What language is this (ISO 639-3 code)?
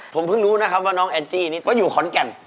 tha